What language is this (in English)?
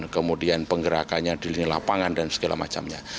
Indonesian